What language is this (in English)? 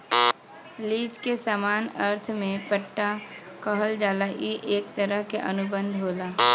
Bhojpuri